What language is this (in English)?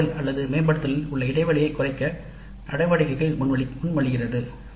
Tamil